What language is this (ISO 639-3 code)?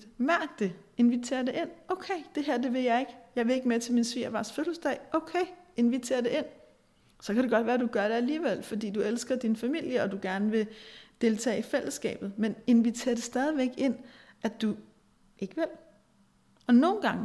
dan